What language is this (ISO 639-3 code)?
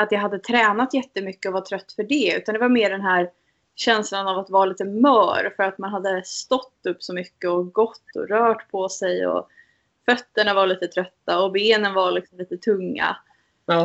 swe